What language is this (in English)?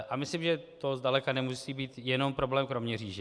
Czech